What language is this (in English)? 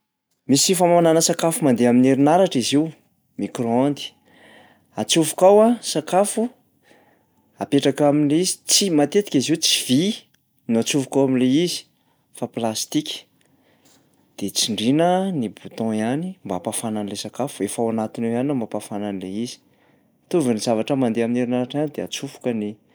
Malagasy